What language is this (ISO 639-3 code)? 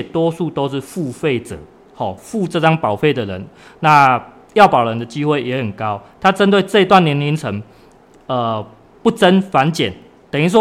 zho